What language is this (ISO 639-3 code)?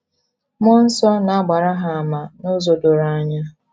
ibo